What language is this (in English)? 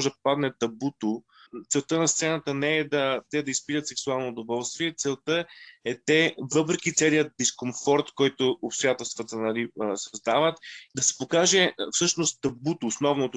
Bulgarian